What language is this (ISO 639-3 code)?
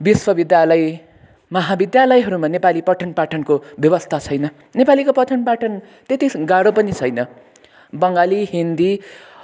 nep